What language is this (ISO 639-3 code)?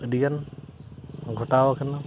sat